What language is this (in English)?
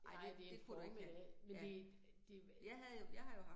Danish